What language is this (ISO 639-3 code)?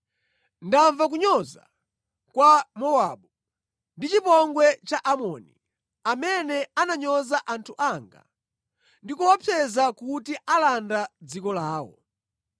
nya